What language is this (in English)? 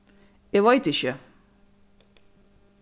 Faroese